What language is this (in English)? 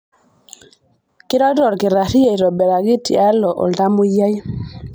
Masai